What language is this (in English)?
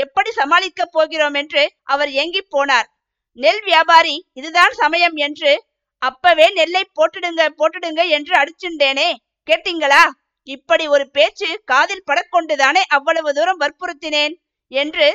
Tamil